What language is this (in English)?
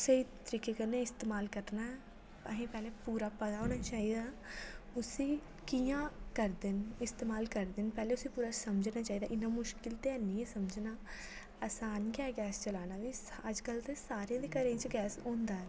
Dogri